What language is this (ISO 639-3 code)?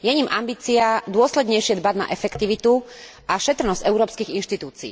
slk